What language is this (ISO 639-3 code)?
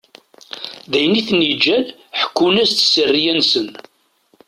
kab